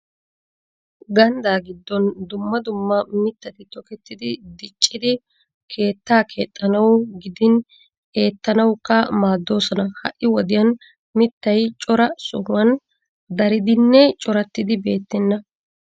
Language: Wolaytta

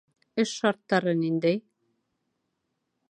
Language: Bashkir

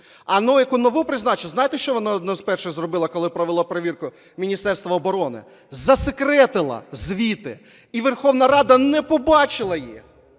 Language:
Ukrainian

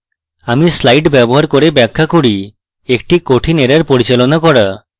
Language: Bangla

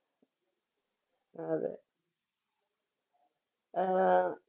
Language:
Malayalam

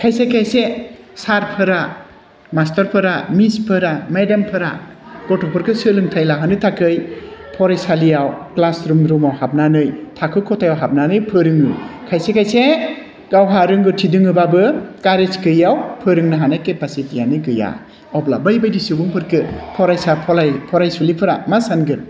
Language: Bodo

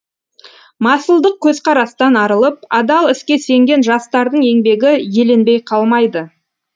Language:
Kazakh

